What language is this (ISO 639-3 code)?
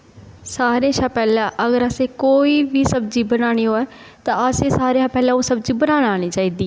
doi